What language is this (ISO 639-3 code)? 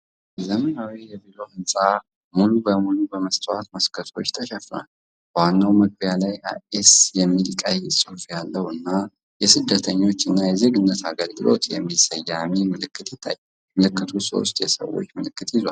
amh